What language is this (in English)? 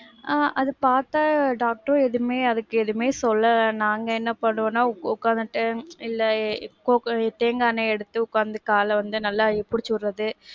Tamil